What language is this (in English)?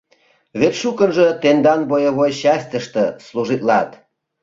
Mari